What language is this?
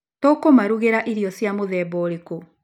Kikuyu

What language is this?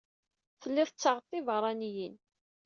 Kabyle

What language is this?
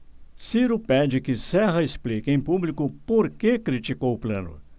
Portuguese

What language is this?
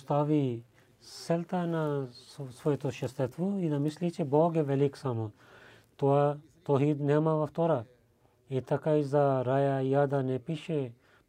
Bulgarian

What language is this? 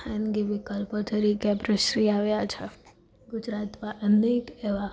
Gujarati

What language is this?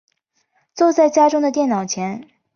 Chinese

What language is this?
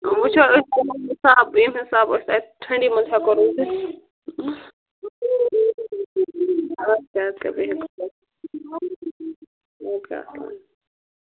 Kashmiri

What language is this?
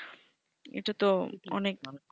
Bangla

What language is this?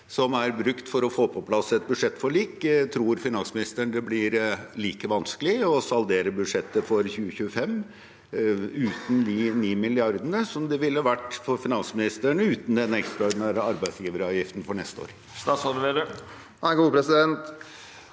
Norwegian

